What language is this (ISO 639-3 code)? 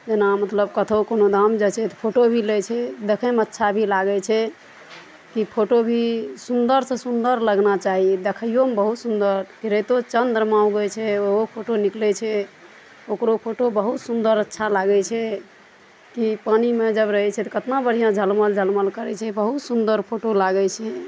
mai